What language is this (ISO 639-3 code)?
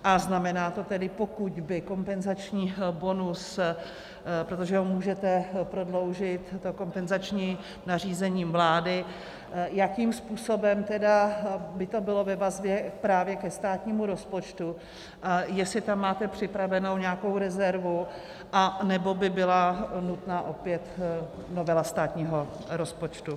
ces